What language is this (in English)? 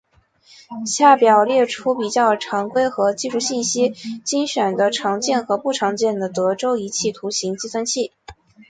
Chinese